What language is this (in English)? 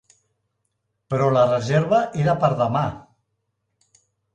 Catalan